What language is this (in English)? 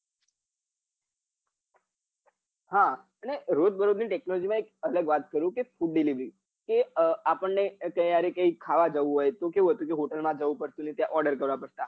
Gujarati